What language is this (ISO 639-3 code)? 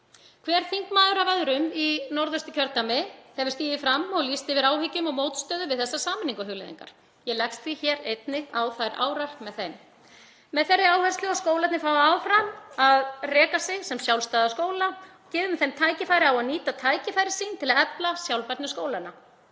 isl